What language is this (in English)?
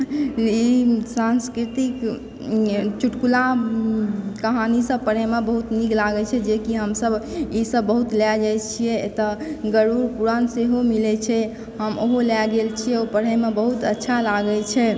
Maithili